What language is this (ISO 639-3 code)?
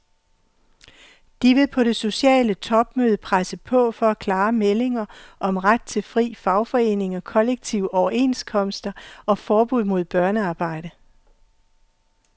dan